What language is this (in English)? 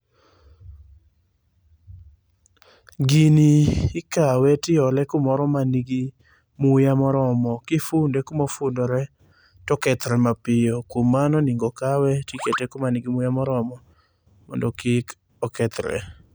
Luo (Kenya and Tanzania)